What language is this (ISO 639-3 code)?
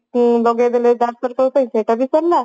ori